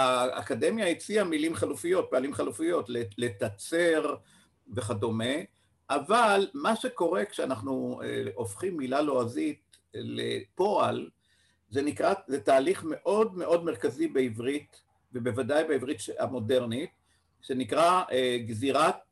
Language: Hebrew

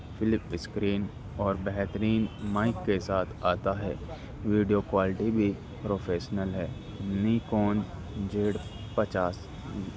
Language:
Urdu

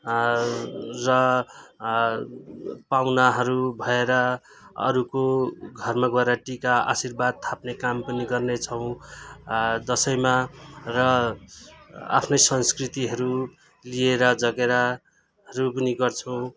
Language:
Nepali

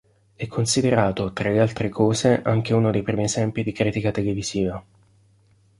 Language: Italian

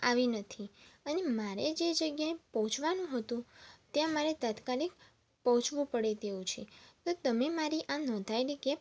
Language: Gujarati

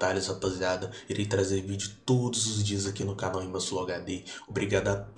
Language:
Portuguese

